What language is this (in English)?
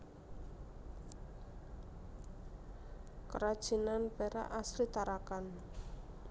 Javanese